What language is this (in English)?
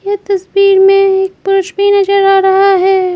Hindi